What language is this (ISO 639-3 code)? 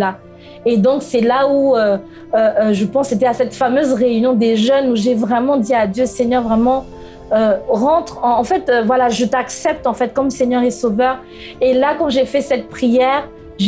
fra